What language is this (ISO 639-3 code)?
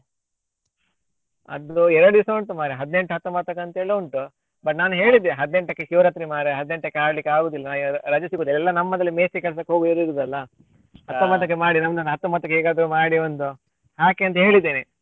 kan